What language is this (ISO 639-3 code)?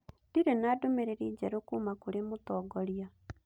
kik